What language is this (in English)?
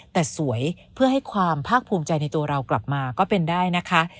Thai